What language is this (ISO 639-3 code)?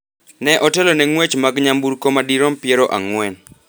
luo